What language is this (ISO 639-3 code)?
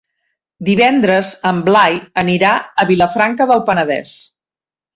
cat